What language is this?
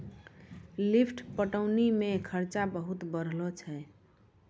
Maithili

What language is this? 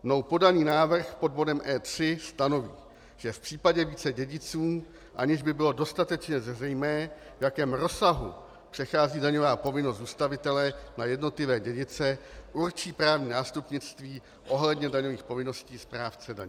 Czech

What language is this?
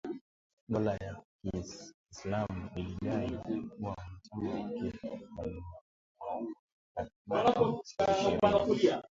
Swahili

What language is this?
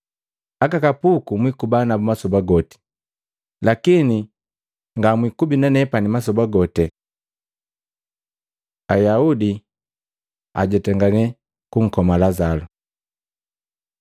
Matengo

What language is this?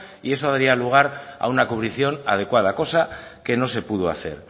Spanish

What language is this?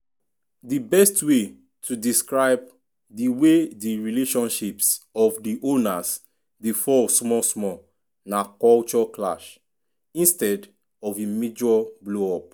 Nigerian Pidgin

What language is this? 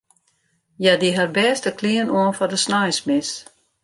Western Frisian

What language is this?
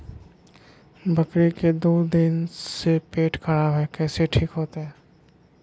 Magahi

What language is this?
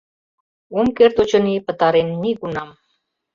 Mari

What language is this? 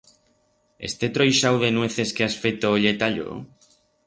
Aragonese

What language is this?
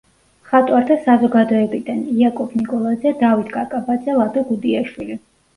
Georgian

